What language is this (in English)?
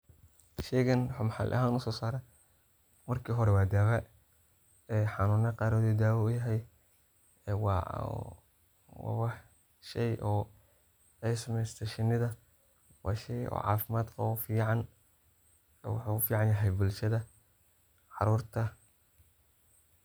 Somali